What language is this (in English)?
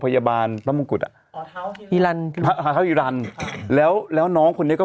Thai